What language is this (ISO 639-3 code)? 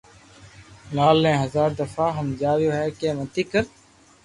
lrk